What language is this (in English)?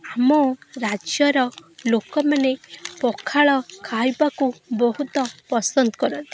Odia